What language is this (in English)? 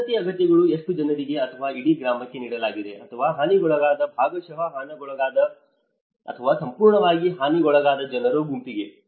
Kannada